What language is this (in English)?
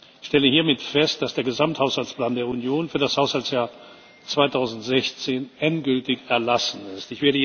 German